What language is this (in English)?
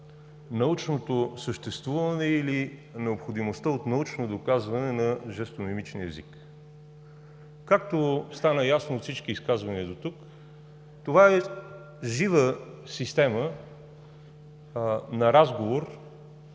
Bulgarian